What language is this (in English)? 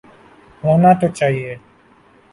Urdu